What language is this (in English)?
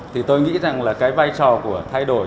Vietnamese